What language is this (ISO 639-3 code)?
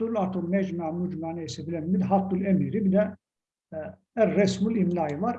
tur